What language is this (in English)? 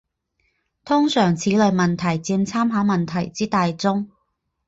Chinese